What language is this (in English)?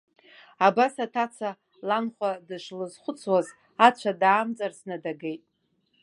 Abkhazian